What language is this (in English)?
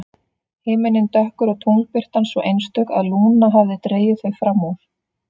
Icelandic